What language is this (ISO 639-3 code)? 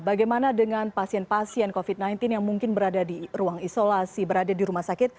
ind